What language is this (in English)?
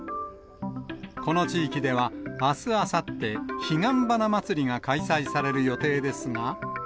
Japanese